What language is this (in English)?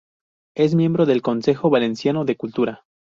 Spanish